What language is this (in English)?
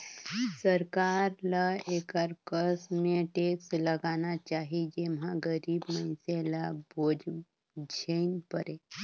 Chhattisgarhi